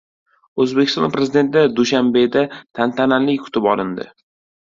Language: Uzbek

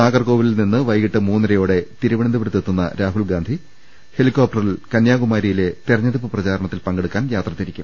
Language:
Malayalam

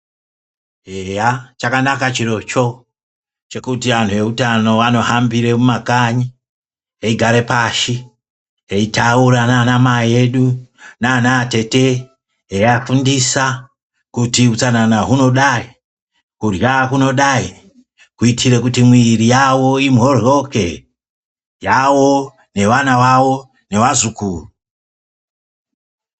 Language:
Ndau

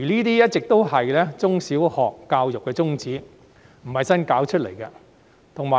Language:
Cantonese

